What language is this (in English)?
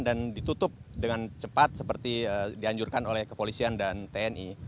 Indonesian